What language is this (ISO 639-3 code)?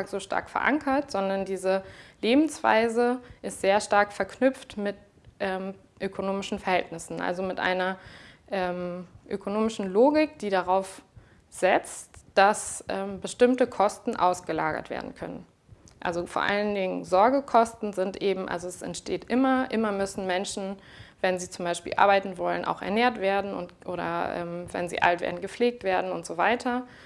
deu